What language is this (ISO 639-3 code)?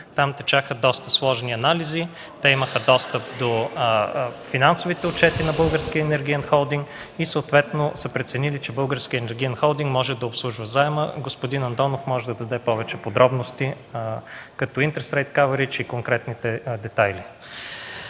bul